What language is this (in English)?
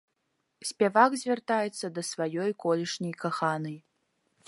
Belarusian